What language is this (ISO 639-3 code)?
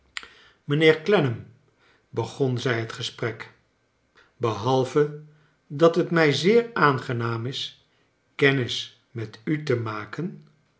nld